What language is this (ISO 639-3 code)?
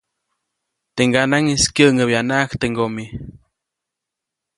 zoc